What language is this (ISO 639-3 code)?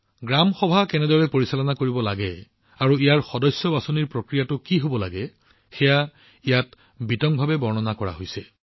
asm